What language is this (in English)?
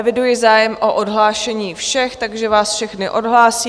Czech